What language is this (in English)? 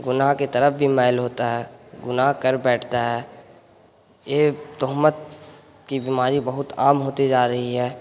Urdu